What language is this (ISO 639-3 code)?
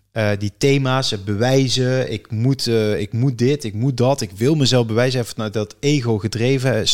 nld